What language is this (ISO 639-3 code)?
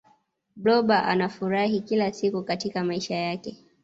swa